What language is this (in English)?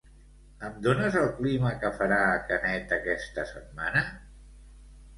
Catalan